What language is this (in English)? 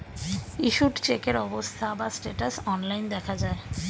Bangla